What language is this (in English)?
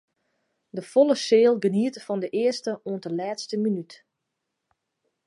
Western Frisian